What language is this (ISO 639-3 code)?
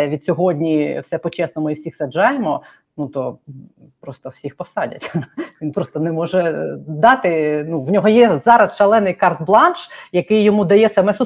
ukr